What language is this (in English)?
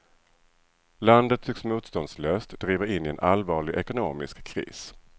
Swedish